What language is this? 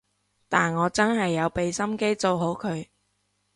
Cantonese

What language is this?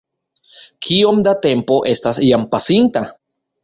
Esperanto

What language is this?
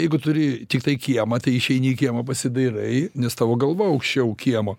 Lithuanian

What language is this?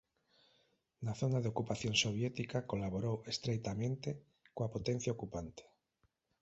Galician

